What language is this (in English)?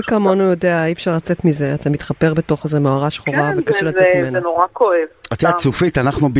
Hebrew